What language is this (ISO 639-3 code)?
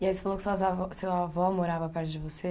por